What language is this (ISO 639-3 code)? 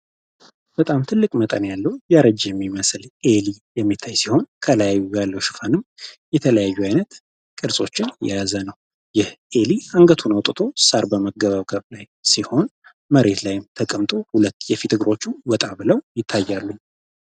amh